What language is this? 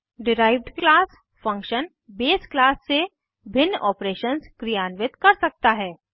Hindi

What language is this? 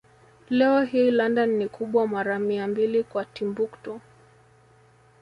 Swahili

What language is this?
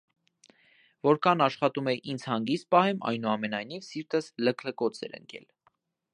Armenian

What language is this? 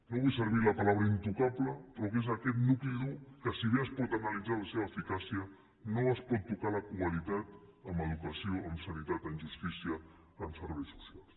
Catalan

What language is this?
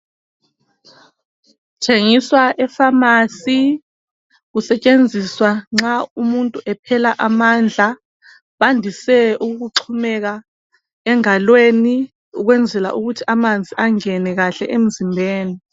North Ndebele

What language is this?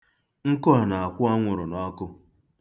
Igbo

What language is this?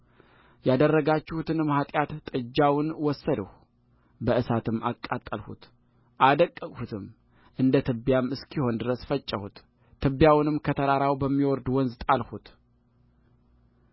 Amharic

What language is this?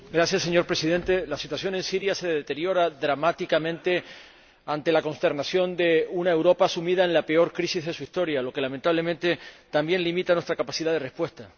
Spanish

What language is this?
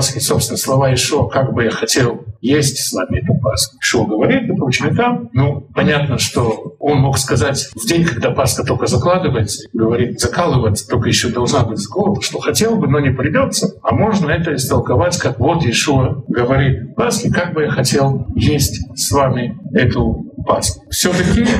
Russian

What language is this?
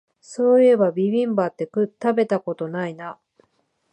Japanese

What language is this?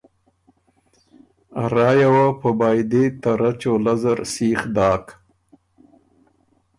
Ormuri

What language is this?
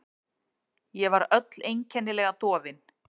Icelandic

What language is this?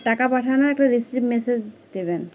Bangla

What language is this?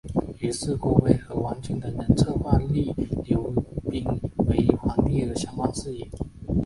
Chinese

